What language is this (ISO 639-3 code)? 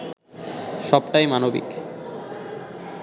ben